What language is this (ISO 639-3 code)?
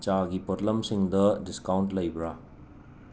mni